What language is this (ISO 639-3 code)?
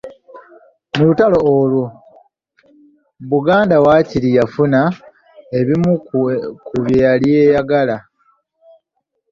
lug